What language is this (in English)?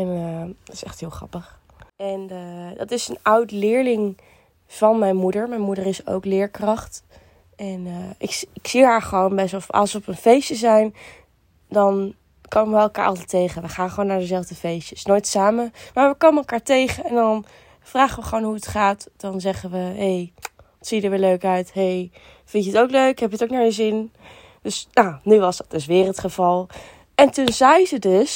Dutch